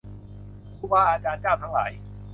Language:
Thai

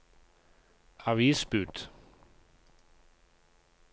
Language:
Norwegian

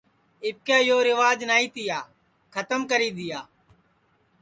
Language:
Sansi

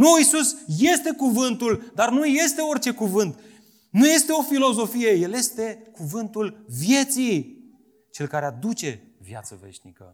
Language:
Romanian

